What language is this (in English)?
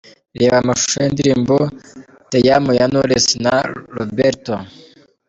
Kinyarwanda